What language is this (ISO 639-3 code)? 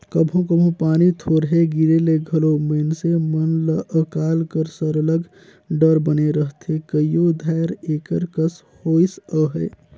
hne